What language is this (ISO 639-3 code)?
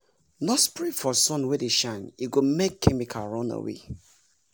pcm